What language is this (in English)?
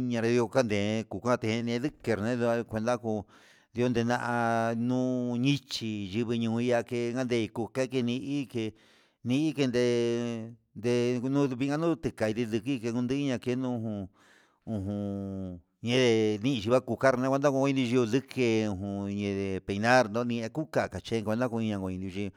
Huitepec Mixtec